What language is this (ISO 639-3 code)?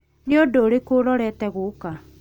kik